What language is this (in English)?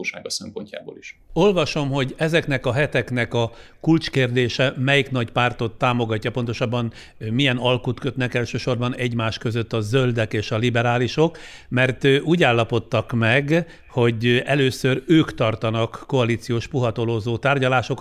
Hungarian